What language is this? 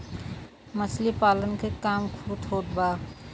Bhojpuri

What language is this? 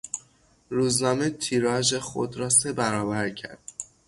Persian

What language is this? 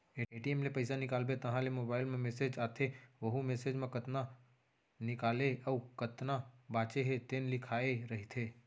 Chhattisgarhi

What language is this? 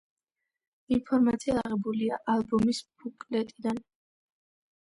Georgian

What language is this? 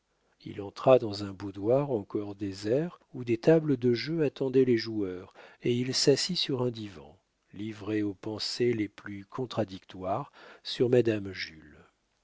French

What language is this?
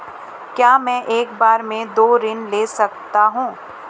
Hindi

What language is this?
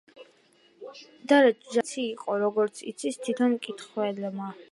Georgian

